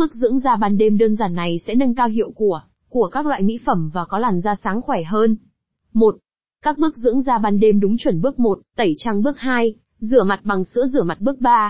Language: Vietnamese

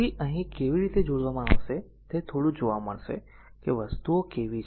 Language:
Gujarati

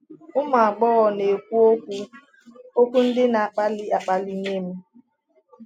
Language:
Igbo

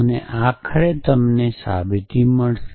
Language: Gujarati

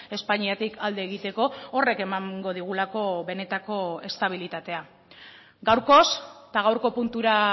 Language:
Basque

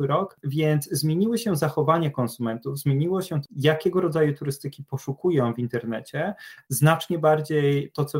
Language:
Polish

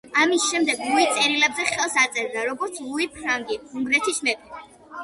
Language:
Georgian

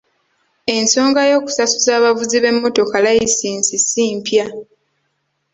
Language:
Ganda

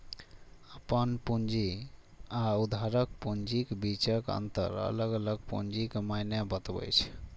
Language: Maithili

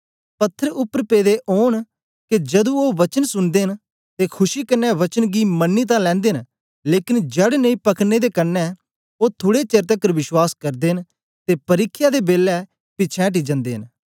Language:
Dogri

